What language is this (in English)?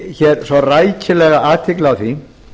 Icelandic